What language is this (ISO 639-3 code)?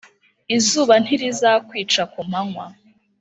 kin